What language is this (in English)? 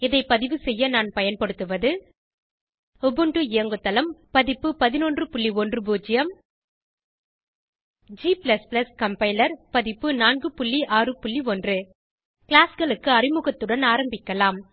Tamil